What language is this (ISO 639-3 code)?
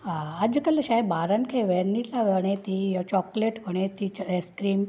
snd